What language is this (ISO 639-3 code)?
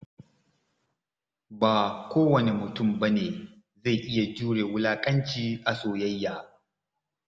hau